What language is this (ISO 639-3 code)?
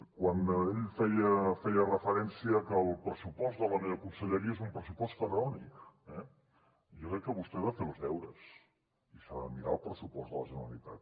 cat